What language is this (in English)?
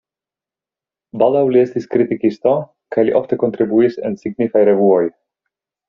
Esperanto